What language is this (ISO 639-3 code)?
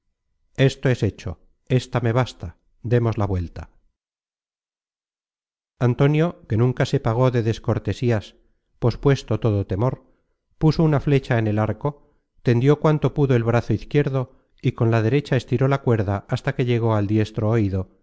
spa